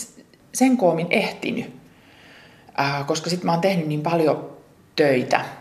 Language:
Finnish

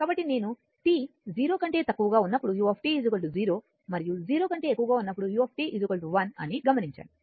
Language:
Telugu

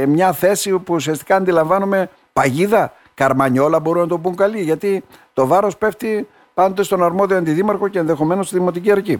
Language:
Greek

